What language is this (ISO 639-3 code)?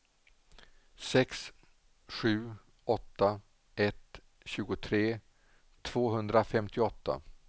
swe